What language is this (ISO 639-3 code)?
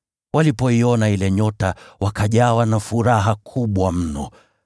swa